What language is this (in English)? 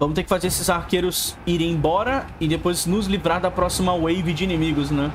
Portuguese